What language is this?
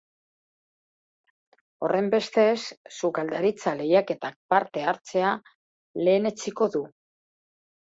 Basque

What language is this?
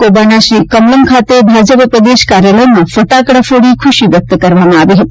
Gujarati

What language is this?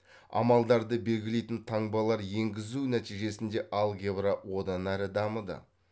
Kazakh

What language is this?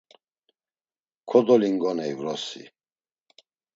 Laz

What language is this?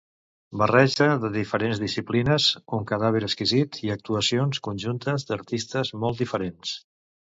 Catalan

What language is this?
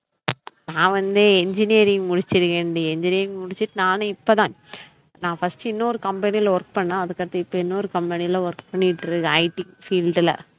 Tamil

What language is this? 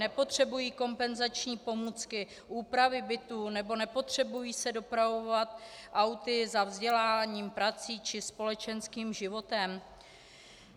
Czech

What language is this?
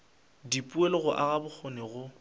Northern Sotho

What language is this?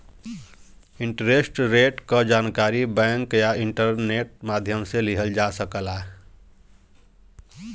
Bhojpuri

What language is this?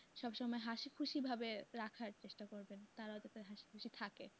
Bangla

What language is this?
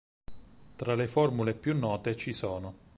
Italian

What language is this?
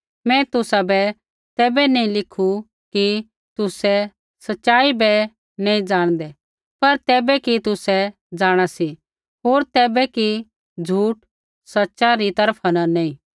Kullu Pahari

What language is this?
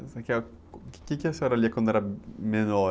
Portuguese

